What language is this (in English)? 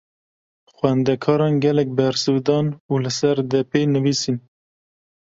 Kurdish